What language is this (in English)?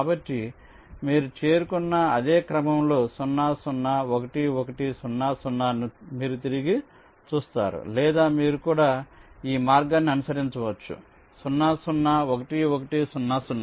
Telugu